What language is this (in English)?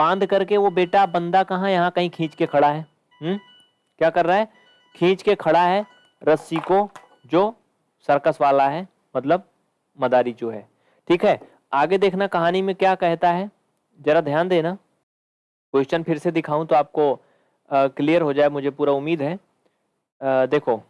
Hindi